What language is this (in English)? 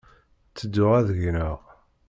Kabyle